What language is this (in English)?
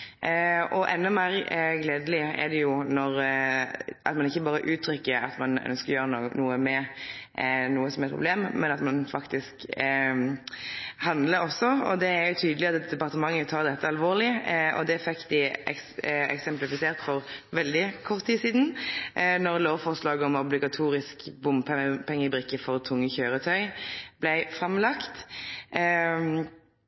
Norwegian Nynorsk